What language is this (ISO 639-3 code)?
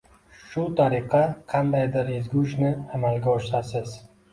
uzb